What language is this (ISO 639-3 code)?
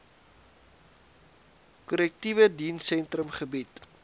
afr